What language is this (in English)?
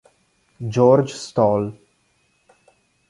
Italian